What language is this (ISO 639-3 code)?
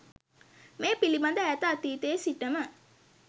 sin